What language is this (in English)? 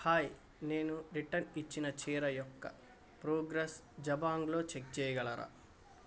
Telugu